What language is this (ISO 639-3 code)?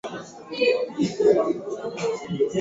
swa